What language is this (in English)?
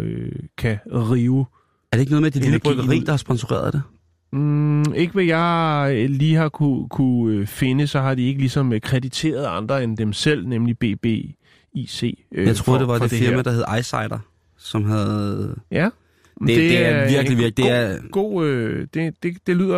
Danish